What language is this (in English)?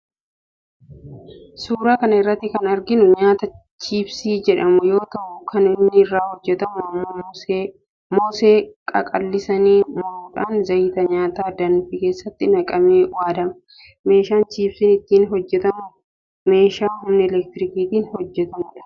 Oromo